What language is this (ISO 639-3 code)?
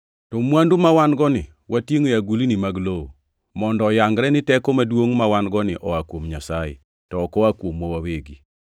luo